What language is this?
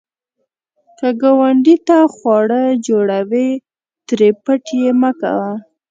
Pashto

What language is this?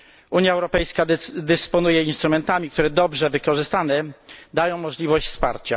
Polish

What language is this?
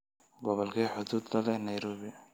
Somali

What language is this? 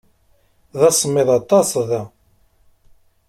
Kabyle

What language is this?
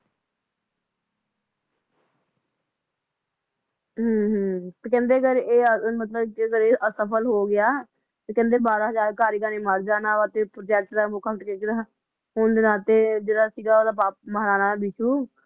Punjabi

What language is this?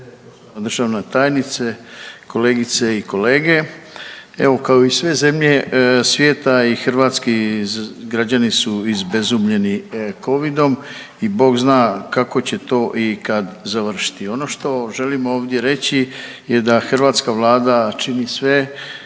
Croatian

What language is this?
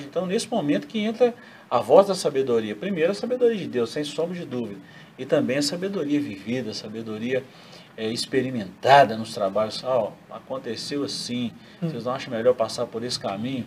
Portuguese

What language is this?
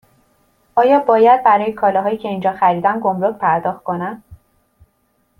Persian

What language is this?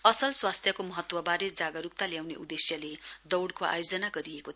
Nepali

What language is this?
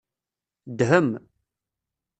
Kabyle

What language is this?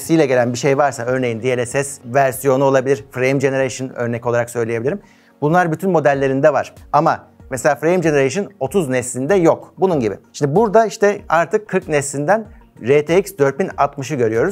Turkish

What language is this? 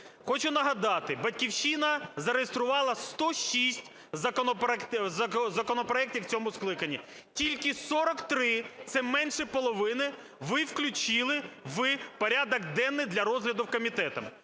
Ukrainian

